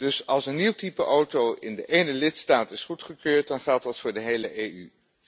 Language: Dutch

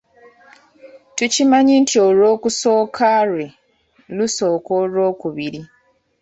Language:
Ganda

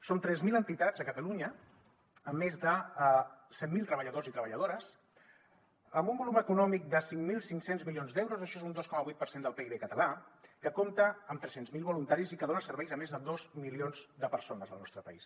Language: Catalan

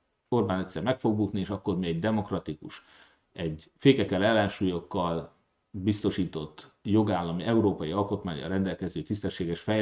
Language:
Hungarian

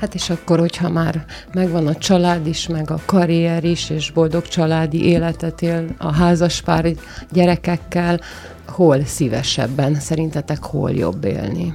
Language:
Hungarian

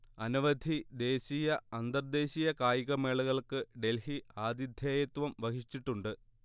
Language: Malayalam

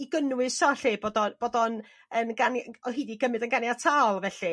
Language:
Welsh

